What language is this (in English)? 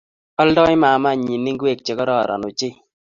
Kalenjin